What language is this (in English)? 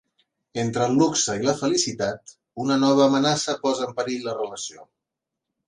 Catalan